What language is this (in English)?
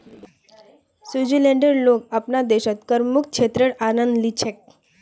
Magahi